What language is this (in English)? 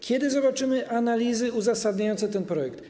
Polish